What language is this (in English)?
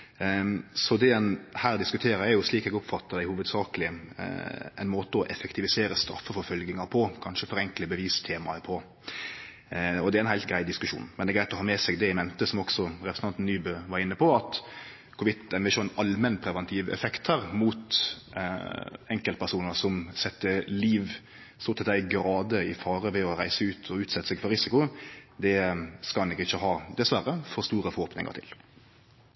Norwegian Nynorsk